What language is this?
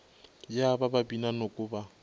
Northern Sotho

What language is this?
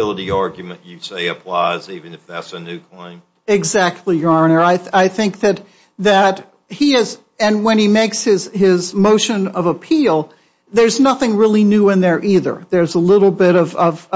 English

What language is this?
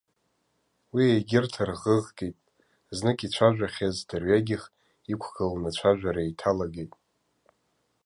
Abkhazian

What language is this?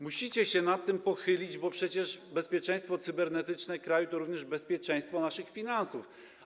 Polish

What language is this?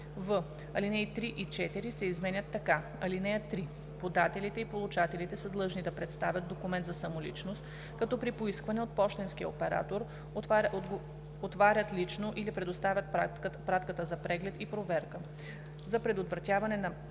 Bulgarian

